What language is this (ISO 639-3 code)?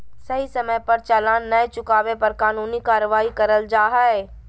mag